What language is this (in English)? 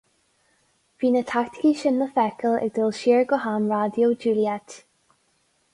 Irish